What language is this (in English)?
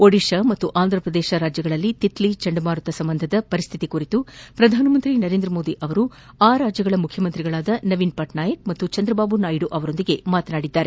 Kannada